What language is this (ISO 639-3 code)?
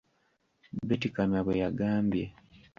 lug